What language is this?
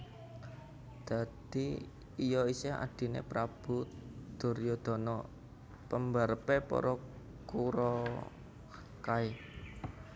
Javanese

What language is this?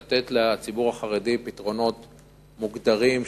Hebrew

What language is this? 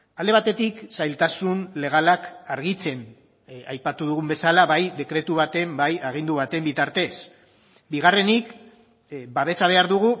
Basque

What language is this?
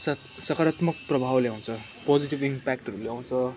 Nepali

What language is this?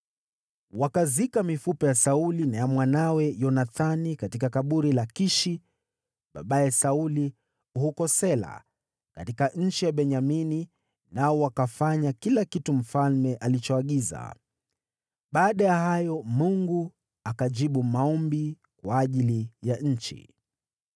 Swahili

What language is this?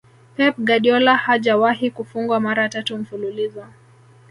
Swahili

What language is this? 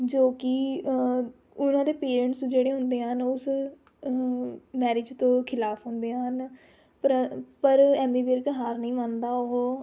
Punjabi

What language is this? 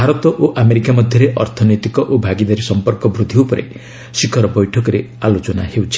Odia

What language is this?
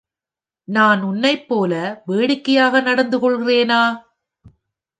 Tamil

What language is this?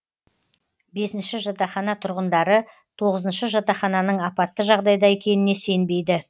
Kazakh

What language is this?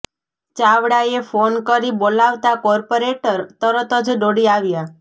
Gujarati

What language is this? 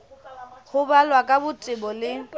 Southern Sotho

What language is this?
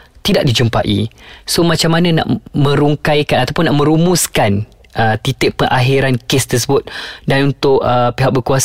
Malay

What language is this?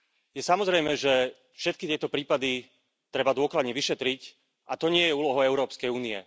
Slovak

